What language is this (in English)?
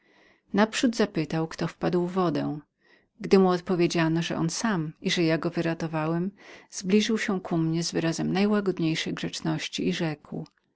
Polish